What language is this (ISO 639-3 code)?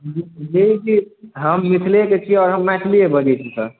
mai